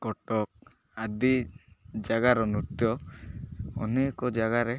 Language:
Odia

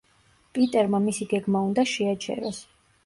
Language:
Georgian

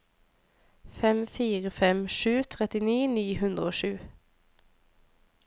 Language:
Norwegian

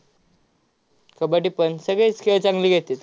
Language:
Marathi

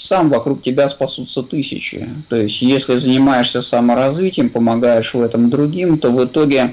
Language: Russian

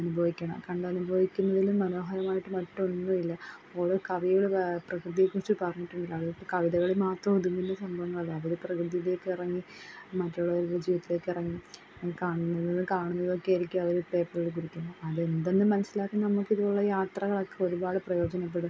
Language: Malayalam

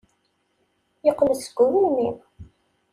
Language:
Kabyle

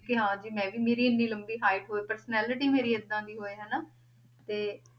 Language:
Punjabi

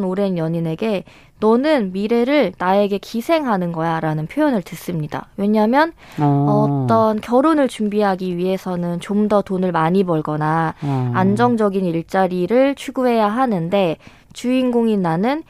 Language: Korean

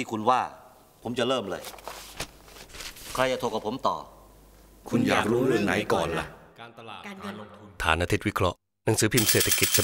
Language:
Thai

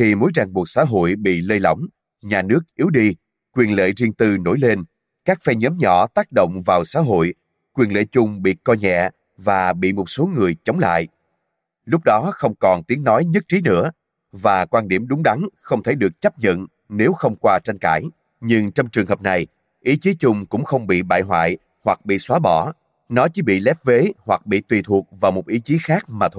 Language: Vietnamese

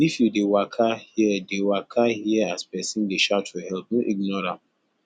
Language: Nigerian Pidgin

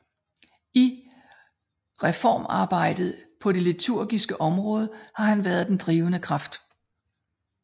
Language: Danish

